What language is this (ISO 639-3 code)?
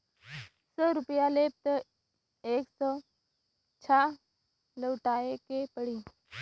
bho